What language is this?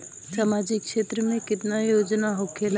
Bhojpuri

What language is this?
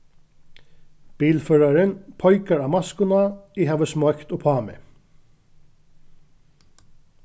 Faroese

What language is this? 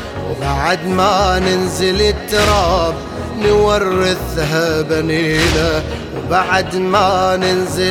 Arabic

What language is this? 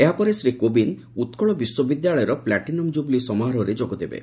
Odia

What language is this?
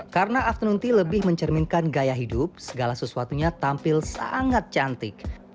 Indonesian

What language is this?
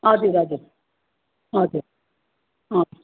Nepali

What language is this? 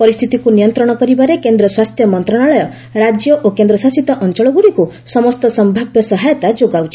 Odia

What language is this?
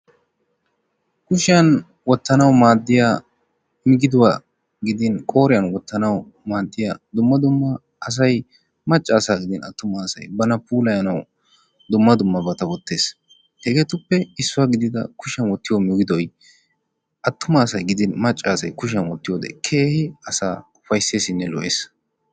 Wolaytta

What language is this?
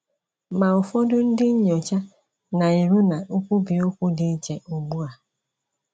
Igbo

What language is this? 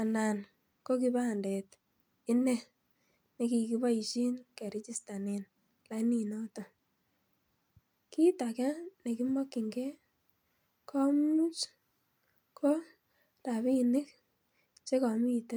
Kalenjin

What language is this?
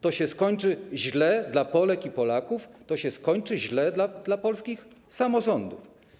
Polish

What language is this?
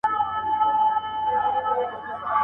Pashto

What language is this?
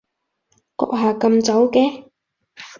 Cantonese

